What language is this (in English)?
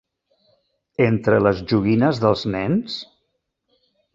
Catalan